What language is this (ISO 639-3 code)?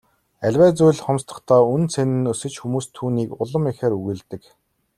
mon